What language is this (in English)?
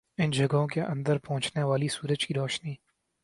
Urdu